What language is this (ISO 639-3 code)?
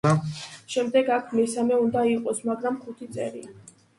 kat